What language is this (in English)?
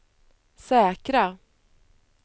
Swedish